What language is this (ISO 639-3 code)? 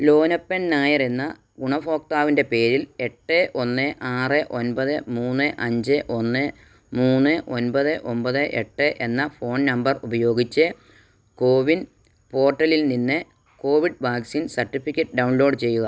mal